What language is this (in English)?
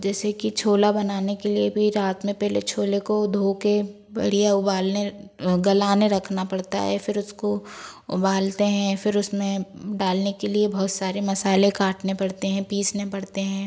Hindi